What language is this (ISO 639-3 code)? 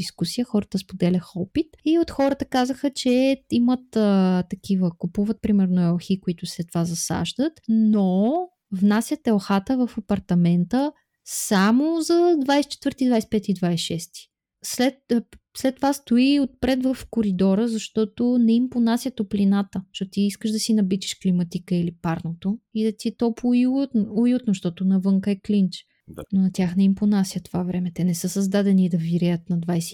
bul